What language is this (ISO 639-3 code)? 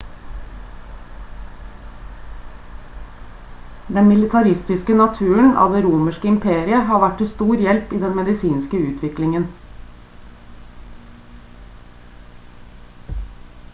nob